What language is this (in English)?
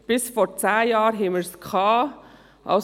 Swiss German